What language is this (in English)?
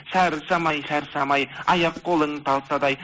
Kazakh